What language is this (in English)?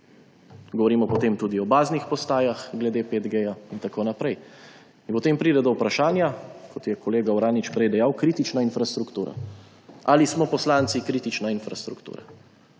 Slovenian